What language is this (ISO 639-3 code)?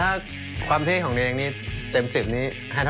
tha